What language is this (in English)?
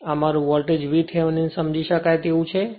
Gujarati